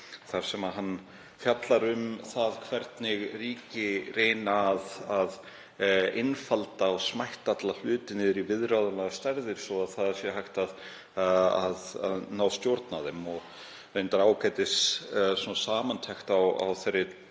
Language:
Icelandic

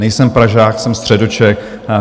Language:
Czech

